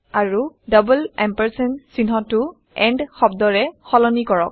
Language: Assamese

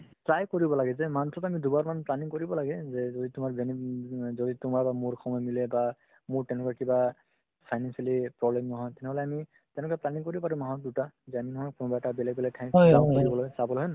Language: Assamese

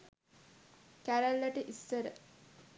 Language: Sinhala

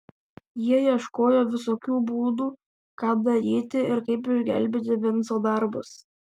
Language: Lithuanian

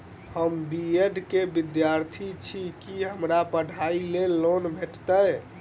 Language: Maithili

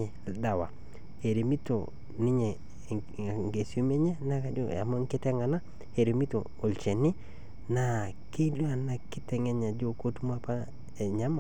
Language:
Masai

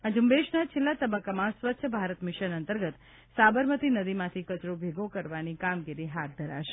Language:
Gujarati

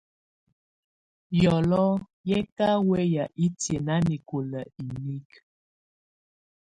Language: Tunen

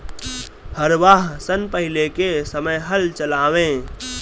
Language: Bhojpuri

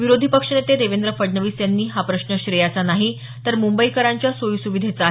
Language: Marathi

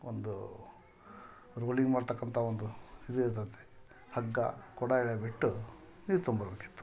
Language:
Kannada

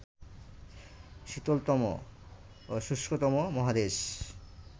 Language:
Bangla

